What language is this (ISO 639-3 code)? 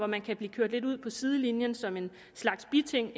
dan